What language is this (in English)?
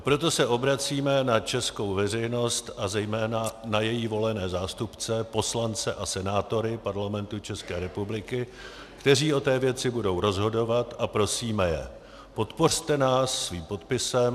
Czech